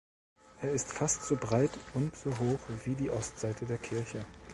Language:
German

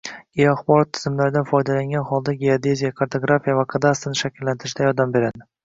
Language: Uzbek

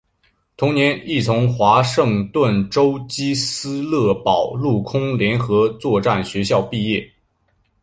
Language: Chinese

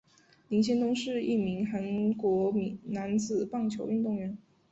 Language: Chinese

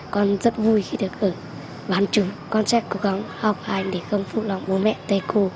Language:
Vietnamese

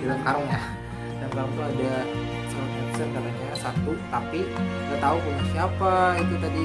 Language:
Indonesian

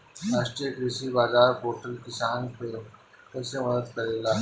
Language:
Bhojpuri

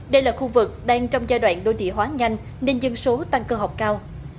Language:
Vietnamese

